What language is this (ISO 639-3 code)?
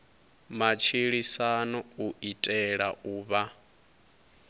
ven